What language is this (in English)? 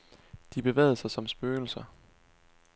Danish